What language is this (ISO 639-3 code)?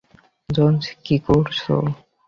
ben